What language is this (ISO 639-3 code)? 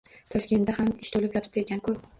uzb